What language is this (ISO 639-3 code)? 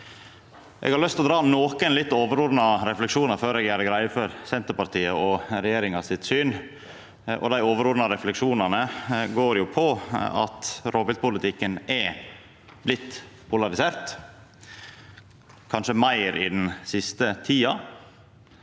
nor